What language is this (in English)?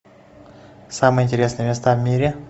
Russian